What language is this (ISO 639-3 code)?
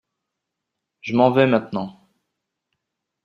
fra